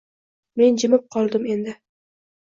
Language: Uzbek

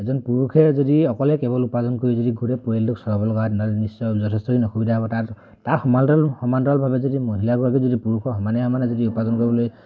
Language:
Assamese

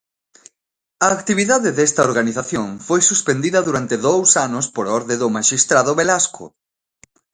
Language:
Galician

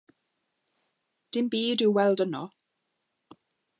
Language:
Welsh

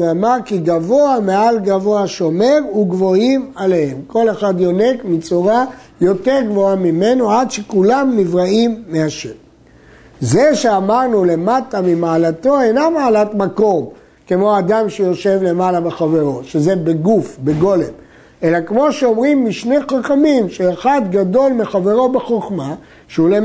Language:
Hebrew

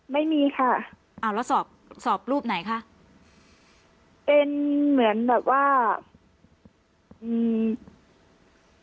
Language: Thai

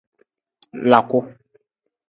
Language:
Nawdm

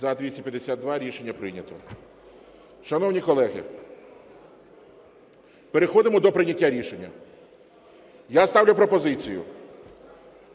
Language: Ukrainian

